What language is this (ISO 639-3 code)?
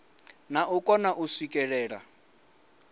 ven